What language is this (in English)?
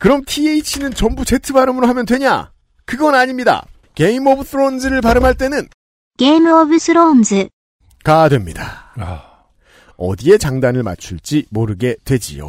Korean